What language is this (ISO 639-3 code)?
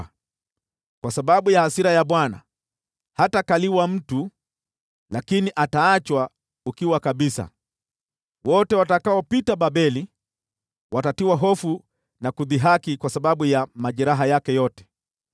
swa